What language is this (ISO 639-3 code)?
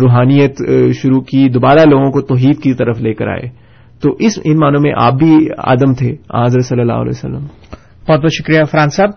urd